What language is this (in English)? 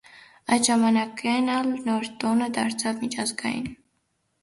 Armenian